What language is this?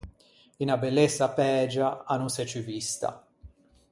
Ligurian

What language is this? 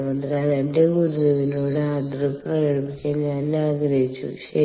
Malayalam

